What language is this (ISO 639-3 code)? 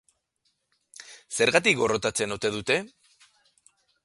eus